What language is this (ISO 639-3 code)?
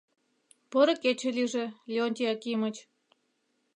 chm